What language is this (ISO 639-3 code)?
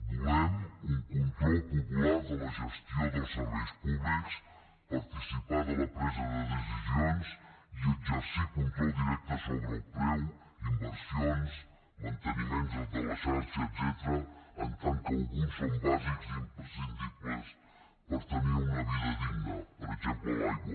cat